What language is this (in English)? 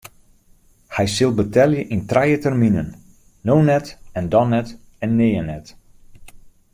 Western Frisian